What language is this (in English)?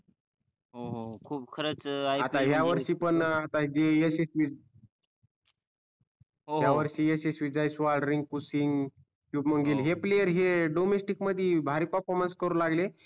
Marathi